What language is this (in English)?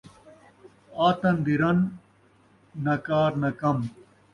Saraiki